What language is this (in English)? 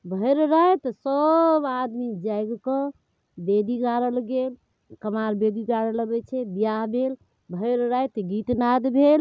Maithili